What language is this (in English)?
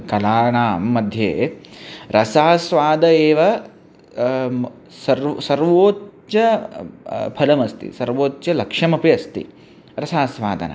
Sanskrit